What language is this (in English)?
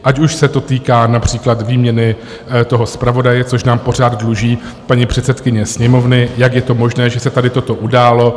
Czech